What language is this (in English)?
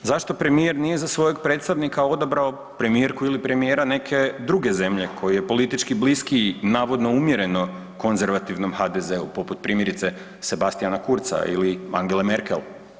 Croatian